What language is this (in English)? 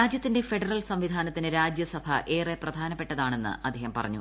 Malayalam